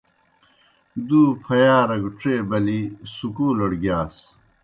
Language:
Kohistani Shina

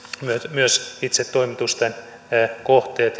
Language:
Finnish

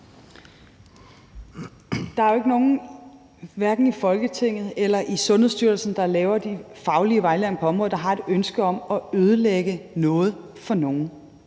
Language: Danish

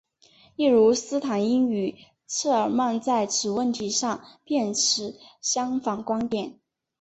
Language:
Chinese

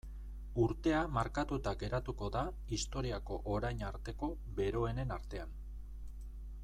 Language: Basque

